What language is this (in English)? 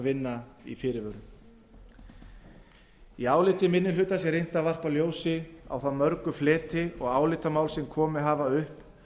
Icelandic